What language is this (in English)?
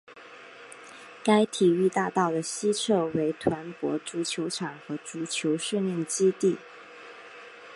Chinese